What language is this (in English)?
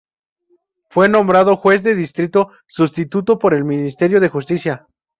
Spanish